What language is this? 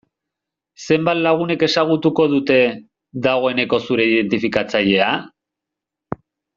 Basque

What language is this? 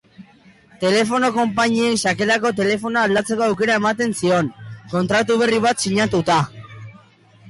Basque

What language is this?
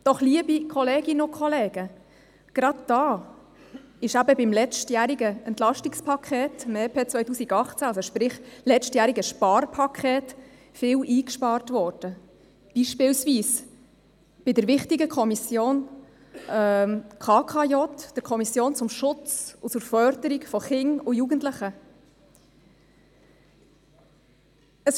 Swiss German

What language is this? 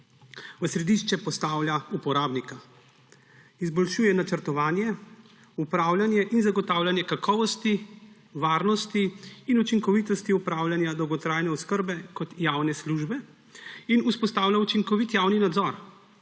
Slovenian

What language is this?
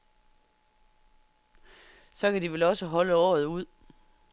Danish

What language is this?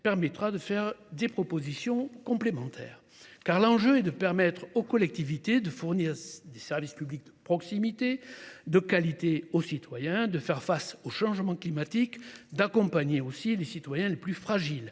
French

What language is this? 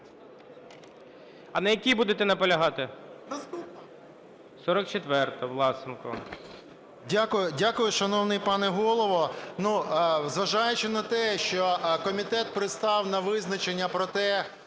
Ukrainian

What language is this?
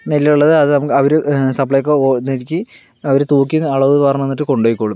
Malayalam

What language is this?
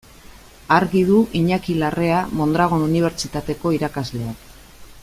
Basque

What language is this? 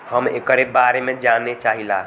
Bhojpuri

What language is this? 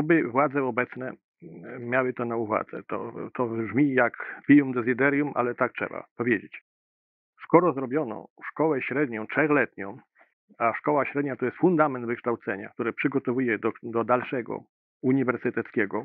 Polish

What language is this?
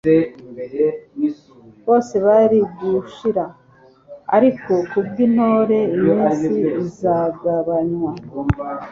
Kinyarwanda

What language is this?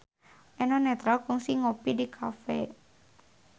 Sundanese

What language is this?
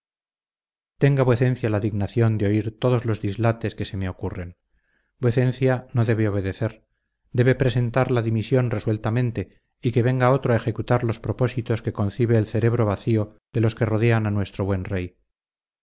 Spanish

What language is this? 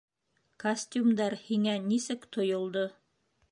Bashkir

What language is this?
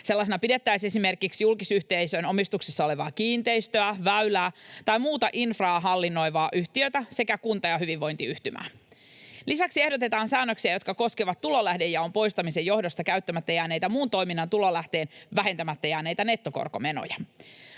Finnish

